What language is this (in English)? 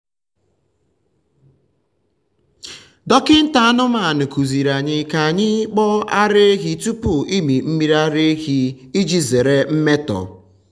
Igbo